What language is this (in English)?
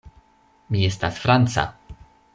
Esperanto